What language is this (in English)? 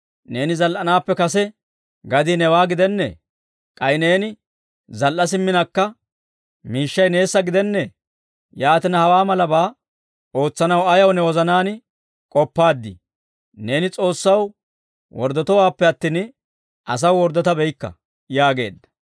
Dawro